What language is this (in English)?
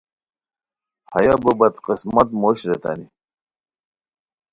Khowar